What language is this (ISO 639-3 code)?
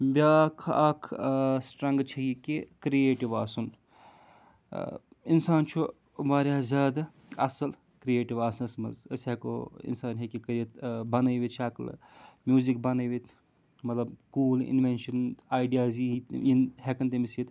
kas